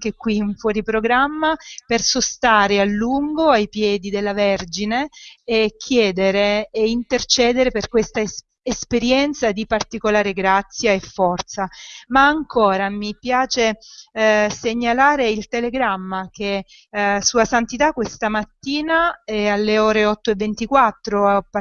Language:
Italian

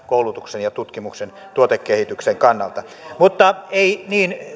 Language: Finnish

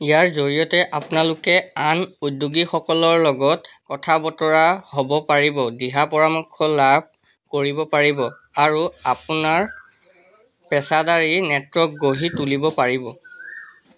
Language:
Assamese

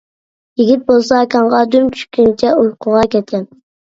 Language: Uyghur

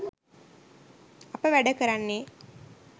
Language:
Sinhala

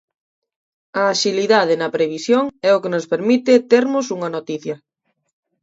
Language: Galician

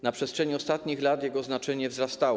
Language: Polish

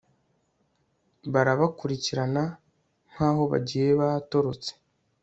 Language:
Kinyarwanda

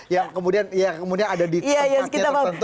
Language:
Indonesian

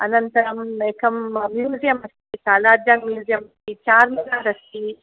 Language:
Sanskrit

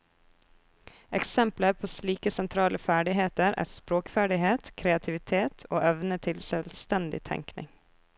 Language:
Norwegian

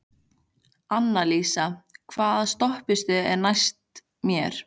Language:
Icelandic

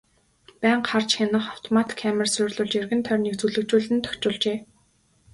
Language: Mongolian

